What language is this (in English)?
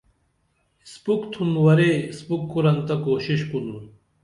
Dameli